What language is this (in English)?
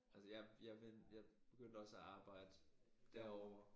Danish